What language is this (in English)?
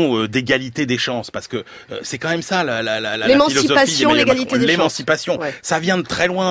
French